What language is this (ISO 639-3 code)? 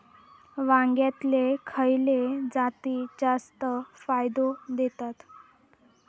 mar